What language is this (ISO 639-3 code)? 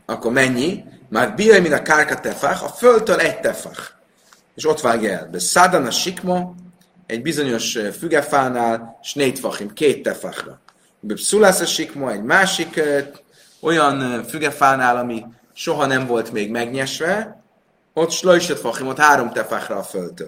hun